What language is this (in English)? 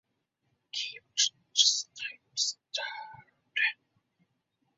Uzbek